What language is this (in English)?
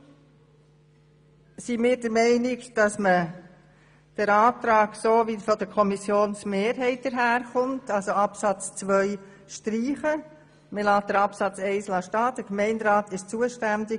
Swiss German